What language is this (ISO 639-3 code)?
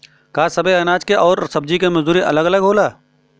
bho